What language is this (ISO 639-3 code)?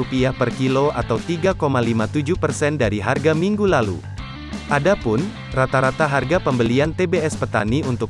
ind